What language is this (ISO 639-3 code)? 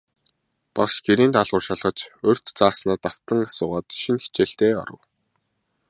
mon